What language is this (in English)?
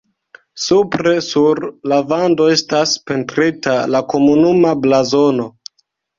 Esperanto